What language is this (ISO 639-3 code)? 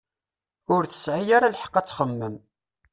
kab